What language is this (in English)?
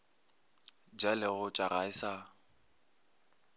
Northern Sotho